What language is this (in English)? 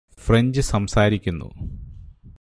Malayalam